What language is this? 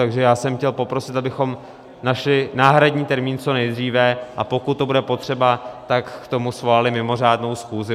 Czech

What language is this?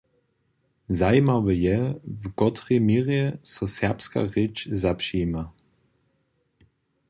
Upper Sorbian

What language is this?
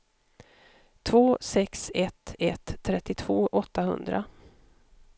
Swedish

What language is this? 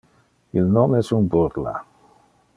Interlingua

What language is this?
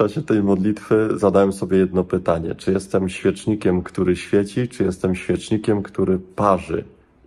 Polish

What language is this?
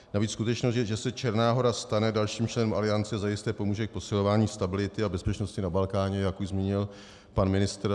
Czech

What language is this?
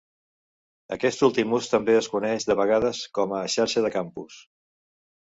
Catalan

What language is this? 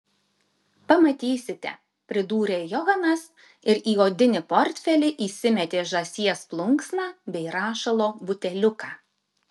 Lithuanian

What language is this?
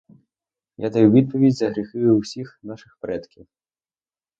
Ukrainian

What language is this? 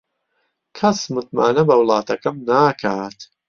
Central Kurdish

